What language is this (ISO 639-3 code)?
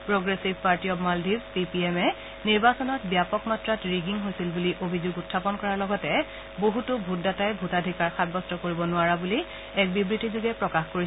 asm